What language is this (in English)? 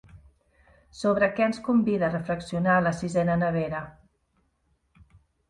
Catalan